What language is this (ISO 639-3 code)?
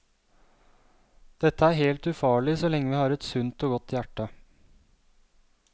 nor